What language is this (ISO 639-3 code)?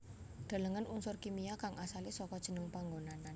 jav